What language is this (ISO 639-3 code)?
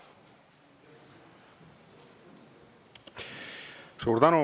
est